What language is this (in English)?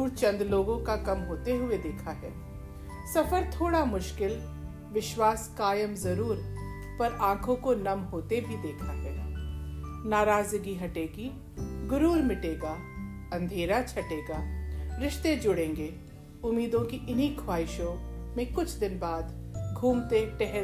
Hindi